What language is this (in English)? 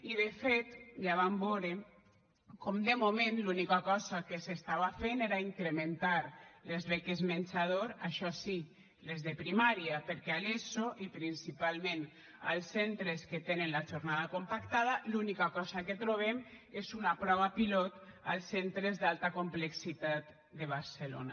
Catalan